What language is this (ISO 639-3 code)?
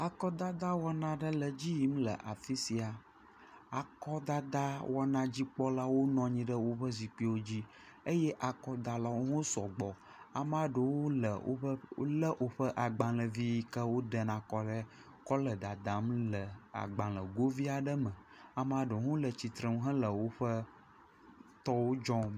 ewe